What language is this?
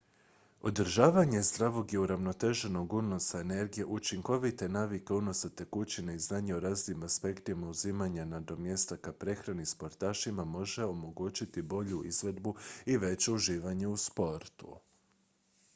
Croatian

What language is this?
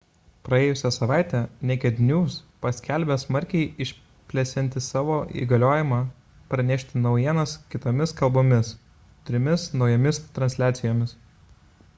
Lithuanian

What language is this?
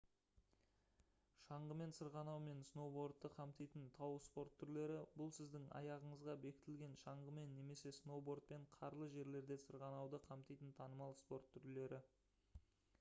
Kazakh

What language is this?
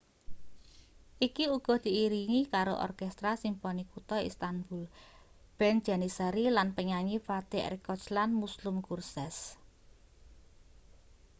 Javanese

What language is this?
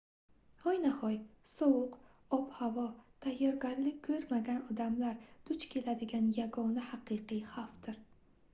Uzbek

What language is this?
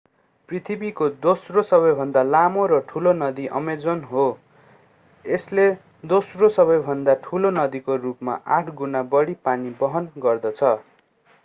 Nepali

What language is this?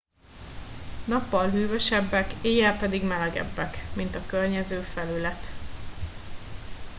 Hungarian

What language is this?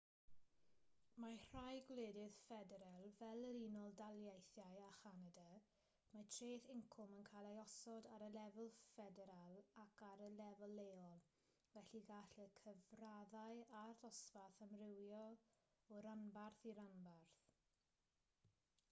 Welsh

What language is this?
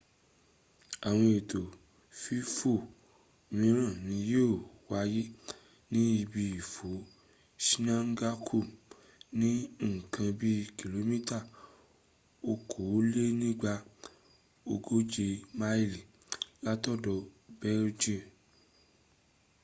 Yoruba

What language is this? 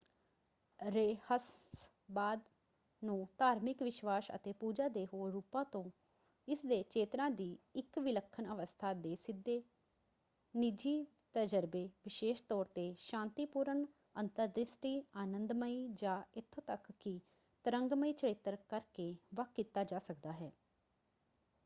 Punjabi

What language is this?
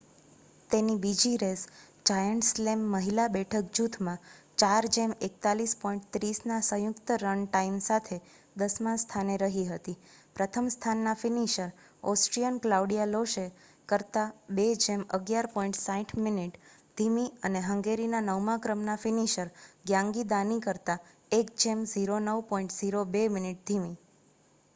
Gujarati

